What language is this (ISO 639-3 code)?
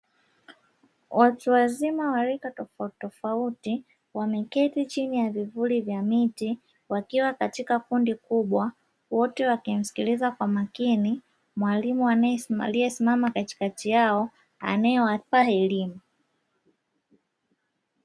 swa